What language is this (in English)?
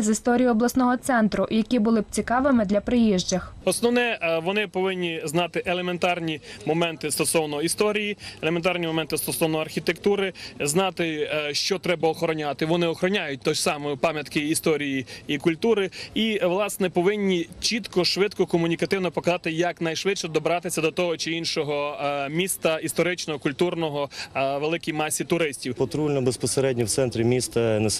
Ukrainian